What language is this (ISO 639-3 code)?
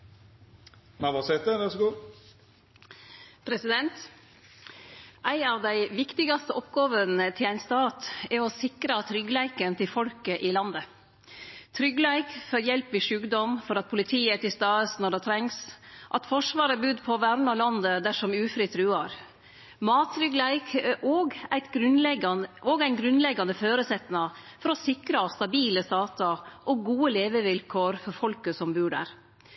nno